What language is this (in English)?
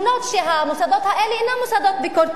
Hebrew